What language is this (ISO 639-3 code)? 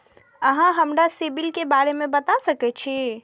mai